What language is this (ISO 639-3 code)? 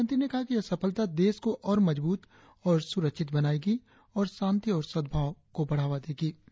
hin